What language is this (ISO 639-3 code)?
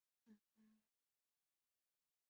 zho